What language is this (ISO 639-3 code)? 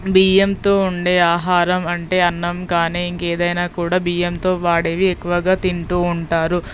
tel